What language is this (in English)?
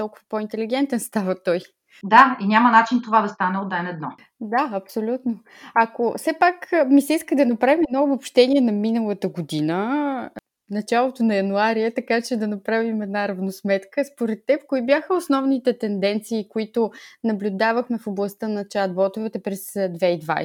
Bulgarian